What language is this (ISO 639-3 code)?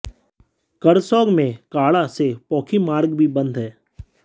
hin